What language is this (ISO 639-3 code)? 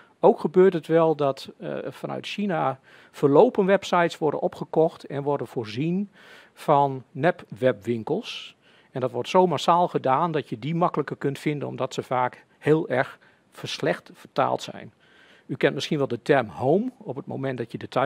nld